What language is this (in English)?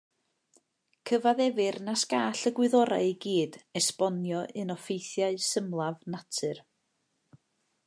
Welsh